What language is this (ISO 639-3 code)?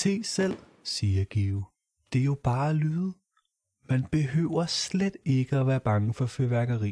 dan